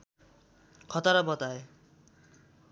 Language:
Nepali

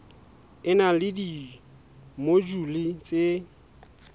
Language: Southern Sotho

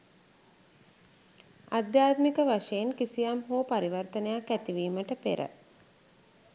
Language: Sinhala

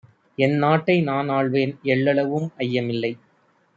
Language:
Tamil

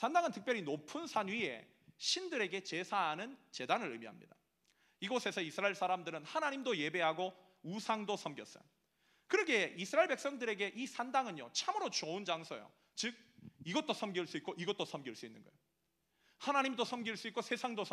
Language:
Korean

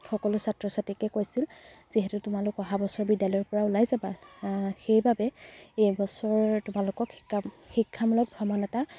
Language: Assamese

